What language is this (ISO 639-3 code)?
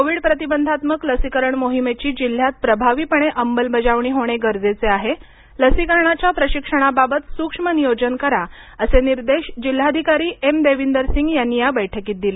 mar